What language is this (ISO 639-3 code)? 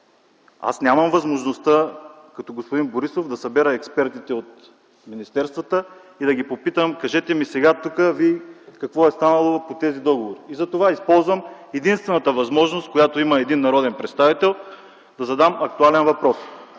bul